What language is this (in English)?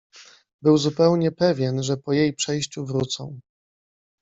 Polish